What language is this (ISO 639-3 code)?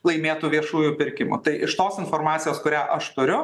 lit